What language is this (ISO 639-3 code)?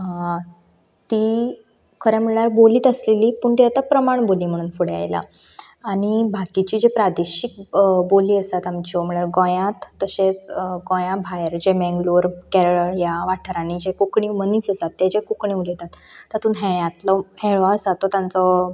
kok